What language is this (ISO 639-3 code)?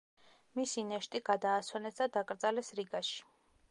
kat